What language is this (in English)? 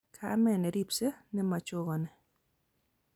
Kalenjin